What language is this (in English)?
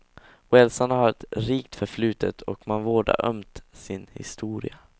Swedish